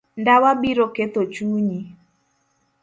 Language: Luo (Kenya and Tanzania)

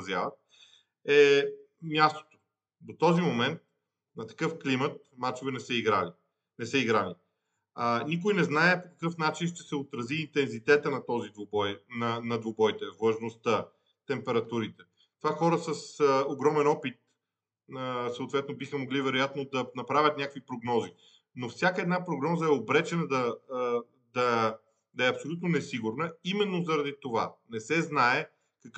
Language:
Bulgarian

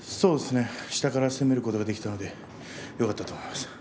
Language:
Japanese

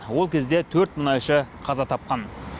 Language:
Kazakh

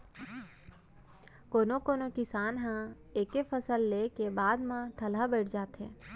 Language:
Chhattisgarhi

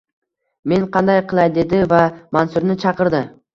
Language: Uzbek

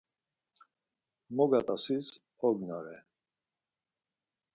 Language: Laz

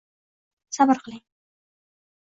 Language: Uzbek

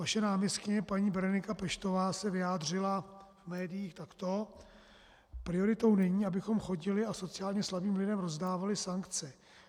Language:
Czech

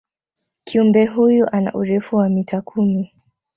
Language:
Swahili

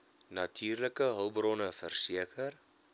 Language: Afrikaans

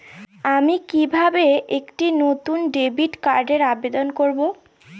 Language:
Bangla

